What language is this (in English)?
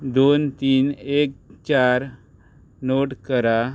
Konkani